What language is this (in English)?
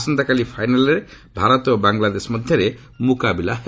Odia